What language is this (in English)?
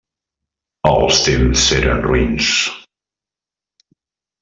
Catalan